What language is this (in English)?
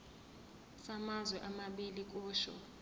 Zulu